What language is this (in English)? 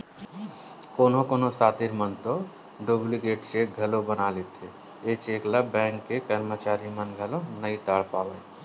Chhattisgarhi